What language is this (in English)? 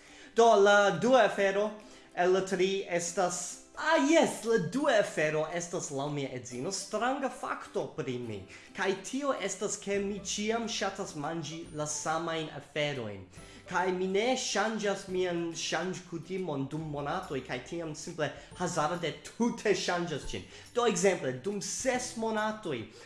Italian